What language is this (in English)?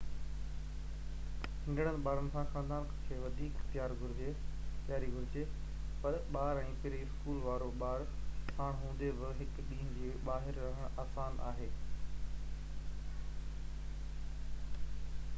Sindhi